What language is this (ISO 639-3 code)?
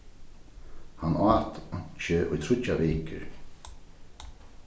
fao